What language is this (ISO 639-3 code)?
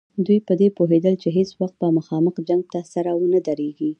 pus